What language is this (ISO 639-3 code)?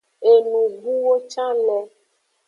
ajg